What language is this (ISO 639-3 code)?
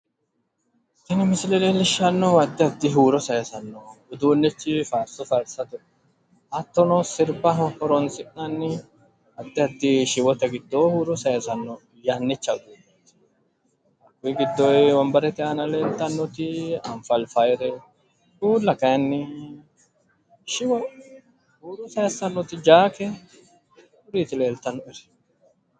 sid